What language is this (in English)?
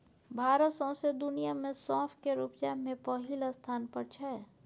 Maithili